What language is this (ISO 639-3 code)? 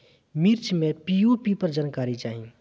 bho